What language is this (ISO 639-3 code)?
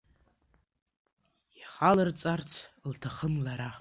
abk